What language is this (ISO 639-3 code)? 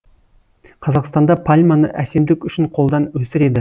kaz